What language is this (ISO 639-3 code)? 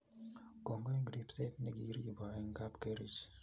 kln